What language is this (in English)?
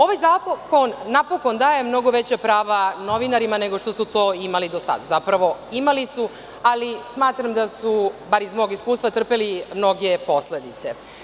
Serbian